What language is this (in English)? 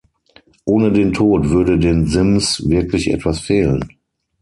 German